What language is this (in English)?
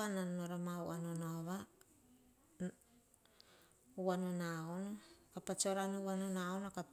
Hahon